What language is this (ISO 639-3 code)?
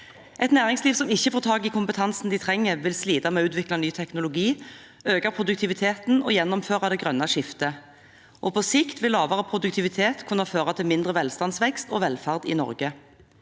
nor